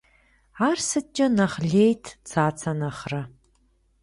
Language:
Kabardian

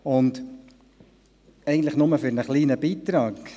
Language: Swiss German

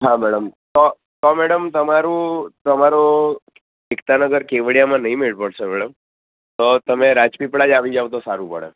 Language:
Gujarati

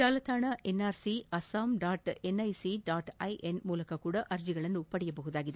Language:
Kannada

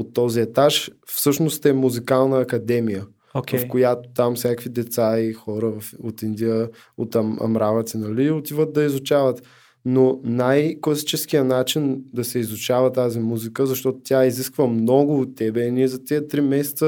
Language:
Bulgarian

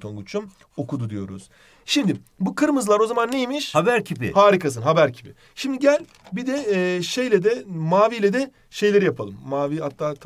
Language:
Turkish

